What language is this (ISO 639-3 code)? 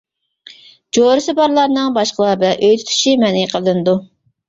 uig